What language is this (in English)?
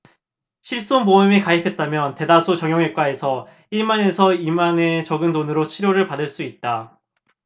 Korean